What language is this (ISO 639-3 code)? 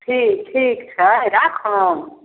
mai